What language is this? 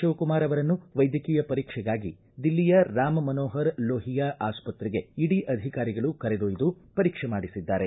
Kannada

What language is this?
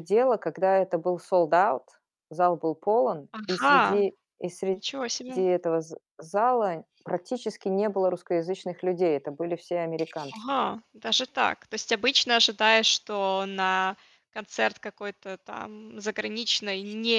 Russian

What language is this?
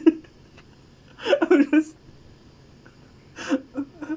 English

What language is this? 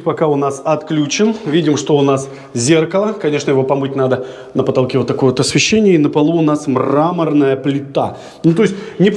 Russian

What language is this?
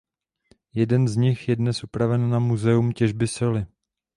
Czech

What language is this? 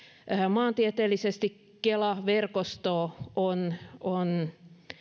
Finnish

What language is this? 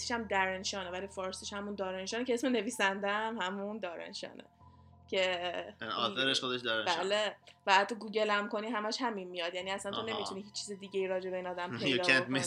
Persian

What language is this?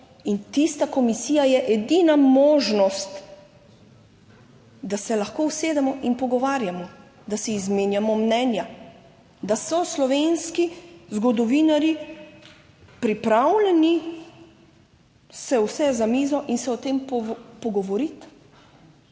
Slovenian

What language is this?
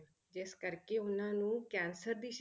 Punjabi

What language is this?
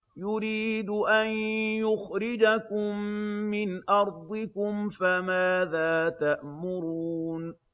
Arabic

